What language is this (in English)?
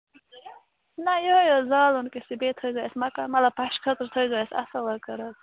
Kashmiri